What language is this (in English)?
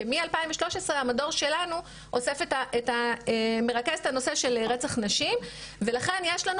Hebrew